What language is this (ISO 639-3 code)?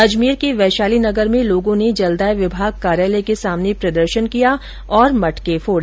hin